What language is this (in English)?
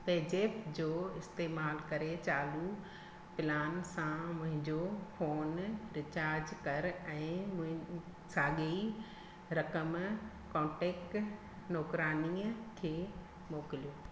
Sindhi